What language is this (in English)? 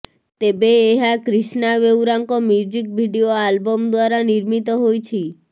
Odia